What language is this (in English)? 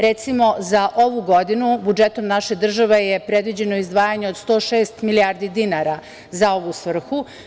Serbian